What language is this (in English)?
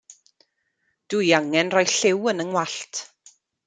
Welsh